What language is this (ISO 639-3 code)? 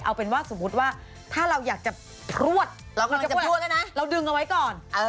tha